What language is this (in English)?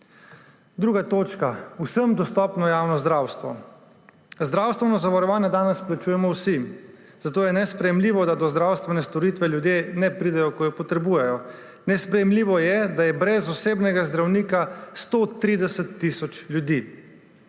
Slovenian